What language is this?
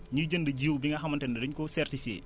Wolof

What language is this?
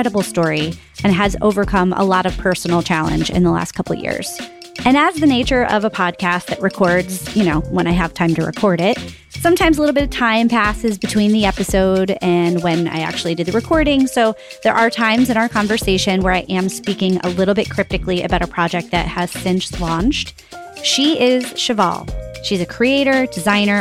English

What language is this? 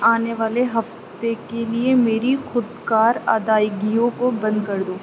Urdu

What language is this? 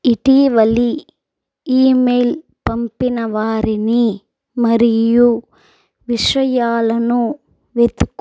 Telugu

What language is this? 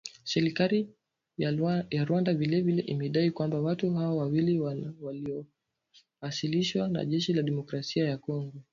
Swahili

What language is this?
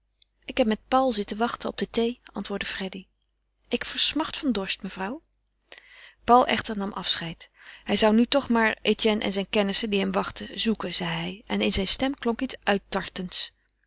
Dutch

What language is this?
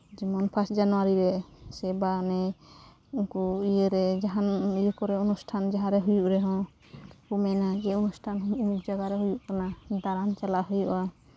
Santali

